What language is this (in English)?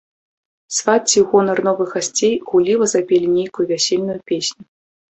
Belarusian